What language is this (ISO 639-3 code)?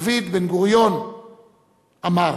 heb